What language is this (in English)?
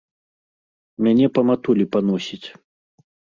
Belarusian